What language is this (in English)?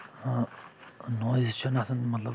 Kashmiri